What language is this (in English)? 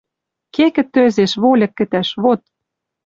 Western Mari